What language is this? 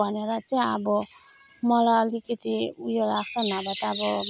Nepali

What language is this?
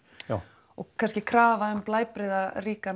Icelandic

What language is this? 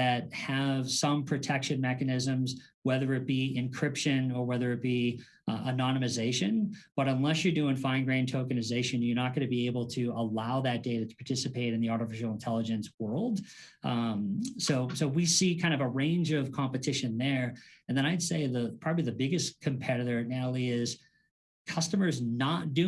English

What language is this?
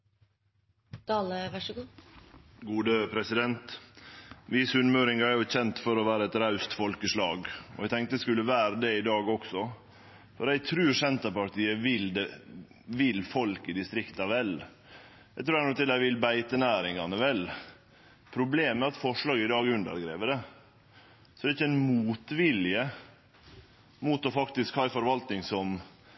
Norwegian Nynorsk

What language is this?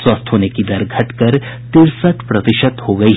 Hindi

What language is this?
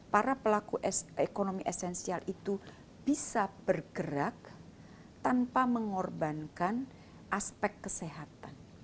Indonesian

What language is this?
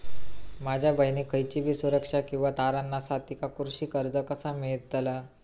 Marathi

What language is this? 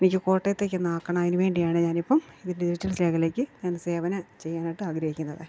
Malayalam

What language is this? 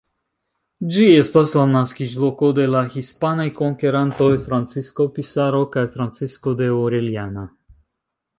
Esperanto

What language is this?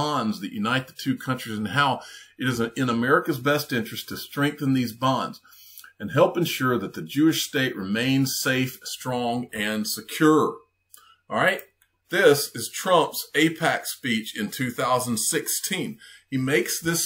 English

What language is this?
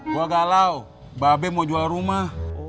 Indonesian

